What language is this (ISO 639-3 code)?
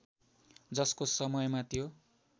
nep